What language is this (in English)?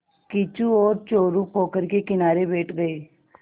Hindi